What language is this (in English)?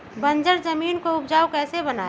Magahi